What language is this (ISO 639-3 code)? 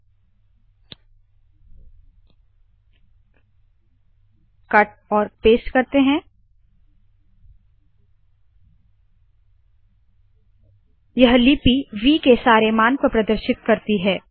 hin